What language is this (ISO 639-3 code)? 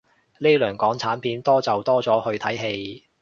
yue